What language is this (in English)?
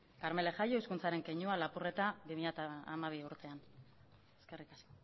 Basque